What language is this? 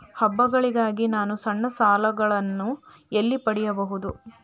Kannada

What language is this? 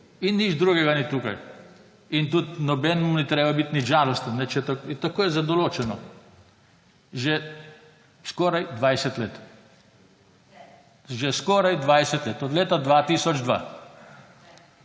Slovenian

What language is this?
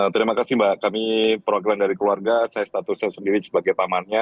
Indonesian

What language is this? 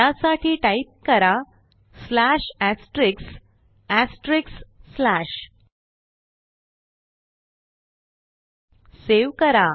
Marathi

